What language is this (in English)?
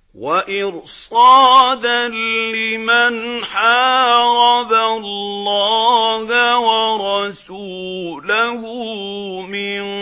Arabic